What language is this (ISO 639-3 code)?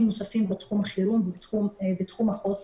heb